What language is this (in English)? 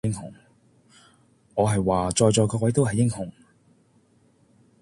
Cantonese